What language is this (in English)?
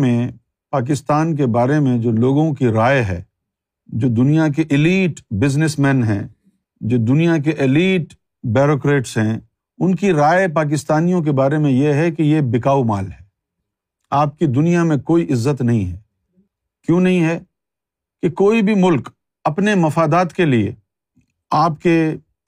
Urdu